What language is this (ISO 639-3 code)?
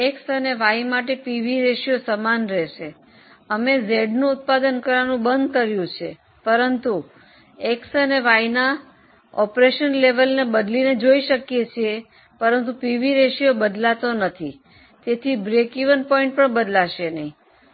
guj